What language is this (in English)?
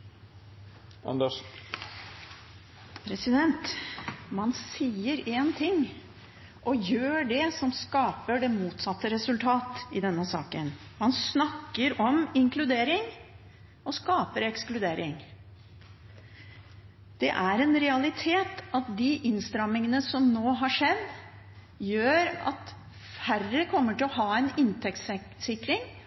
Norwegian Bokmål